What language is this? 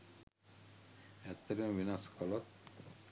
Sinhala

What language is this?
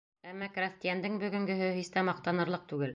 Bashkir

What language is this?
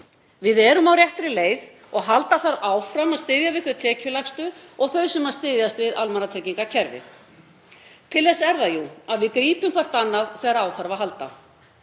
Icelandic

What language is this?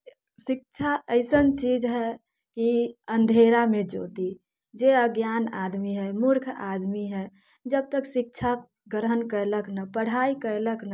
Maithili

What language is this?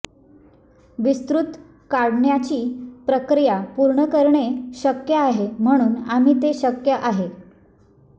Marathi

